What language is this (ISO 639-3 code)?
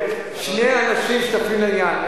heb